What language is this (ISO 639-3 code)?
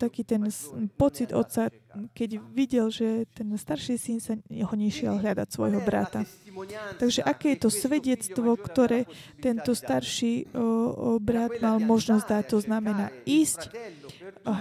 slk